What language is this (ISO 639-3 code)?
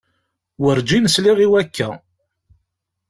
kab